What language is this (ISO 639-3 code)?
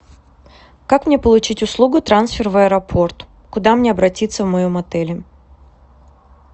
rus